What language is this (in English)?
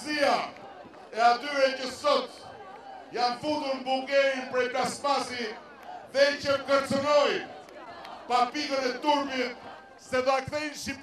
Romanian